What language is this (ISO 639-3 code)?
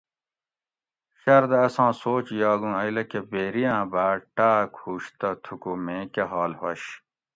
gwc